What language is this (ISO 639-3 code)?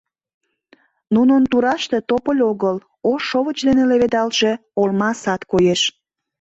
chm